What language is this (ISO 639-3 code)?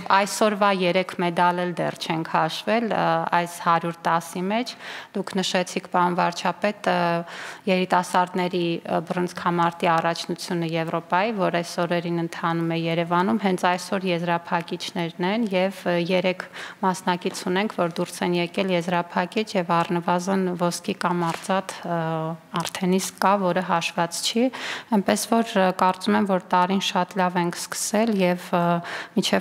ron